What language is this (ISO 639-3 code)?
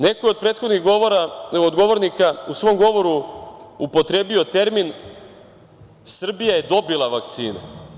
srp